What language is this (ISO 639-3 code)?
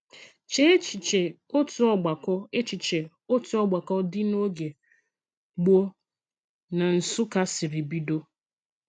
ibo